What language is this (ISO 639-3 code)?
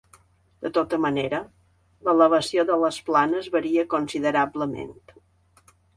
cat